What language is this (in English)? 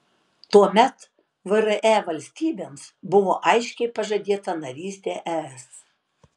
Lithuanian